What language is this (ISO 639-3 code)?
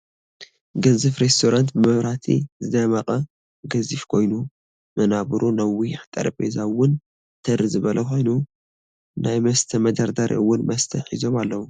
tir